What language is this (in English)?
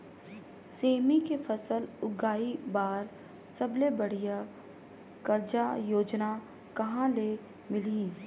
Chhattisgarhi